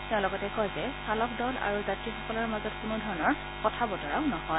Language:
Assamese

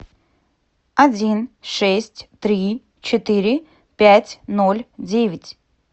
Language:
Russian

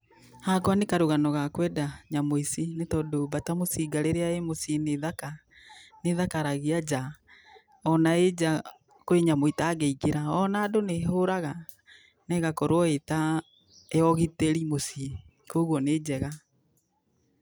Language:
Kikuyu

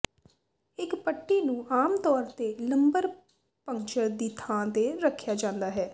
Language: Punjabi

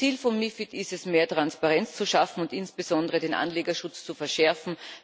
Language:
German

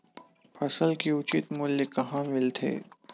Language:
Chhattisgarhi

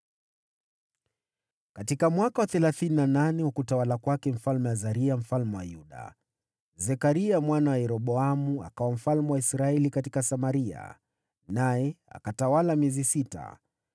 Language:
Swahili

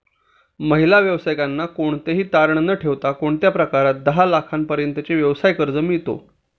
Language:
Marathi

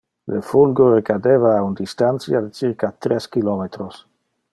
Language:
Interlingua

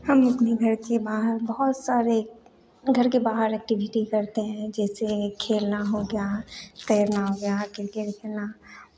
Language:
Hindi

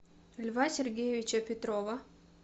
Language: Russian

